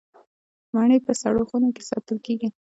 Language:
Pashto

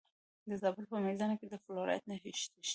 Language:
Pashto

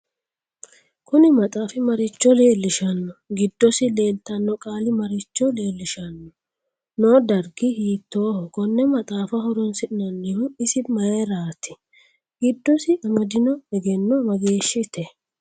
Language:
Sidamo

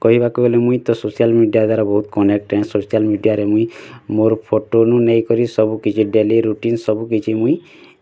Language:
Odia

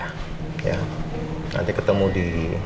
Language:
Indonesian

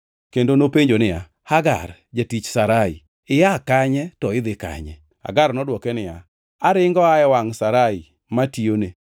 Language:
Luo (Kenya and Tanzania)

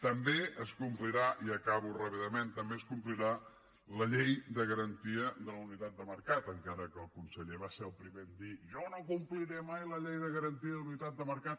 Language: Catalan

